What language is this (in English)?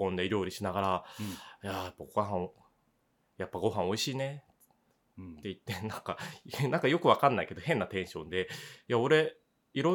Japanese